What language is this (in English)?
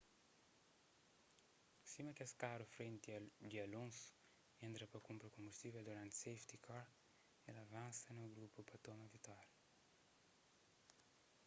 Kabuverdianu